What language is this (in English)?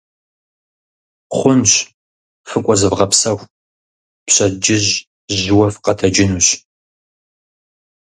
Kabardian